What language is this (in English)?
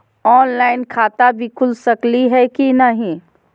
Magahi